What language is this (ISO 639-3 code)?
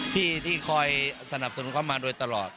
tha